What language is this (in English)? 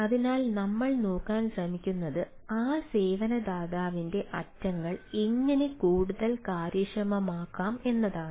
Malayalam